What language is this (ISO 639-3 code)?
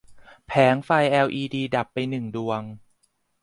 tha